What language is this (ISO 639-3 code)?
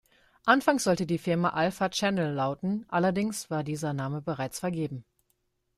deu